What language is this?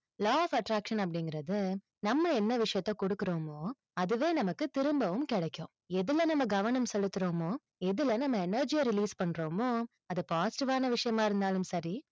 Tamil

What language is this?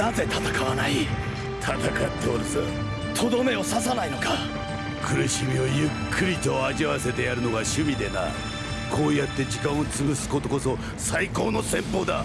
Japanese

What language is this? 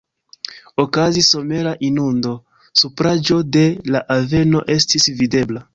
Esperanto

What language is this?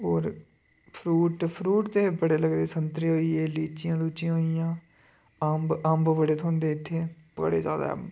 Dogri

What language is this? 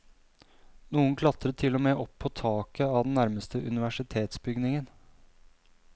Norwegian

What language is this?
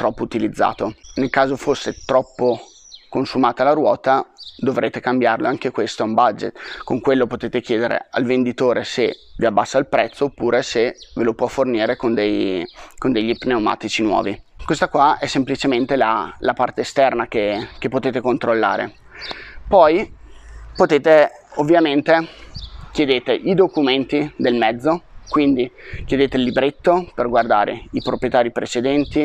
Italian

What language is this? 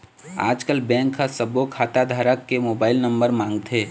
Chhattisgarhi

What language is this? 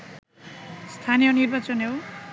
Bangla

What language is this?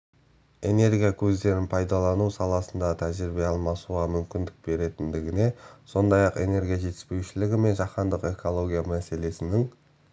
Kazakh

